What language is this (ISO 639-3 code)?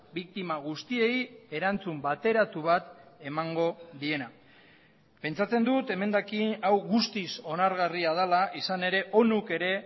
eus